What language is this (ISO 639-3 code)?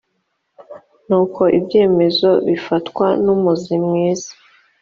kin